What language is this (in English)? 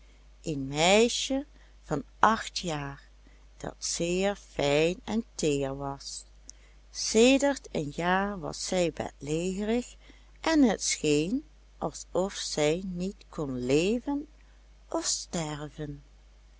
Dutch